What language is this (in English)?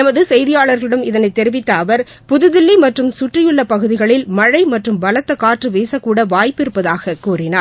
Tamil